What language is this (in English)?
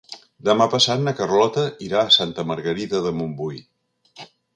Catalan